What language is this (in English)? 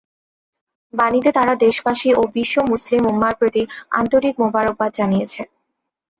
Bangla